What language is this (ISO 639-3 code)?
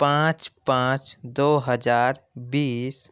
urd